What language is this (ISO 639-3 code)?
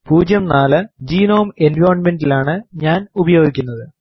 mal